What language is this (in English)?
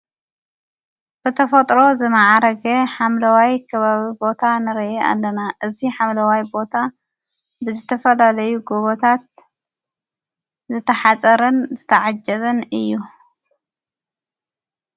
Tigrinya